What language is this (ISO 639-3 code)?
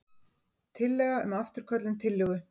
isl